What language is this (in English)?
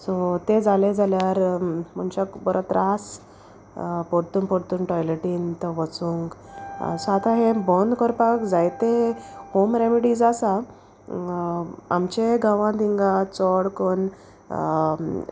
Konkani